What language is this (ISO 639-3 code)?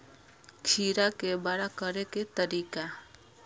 mai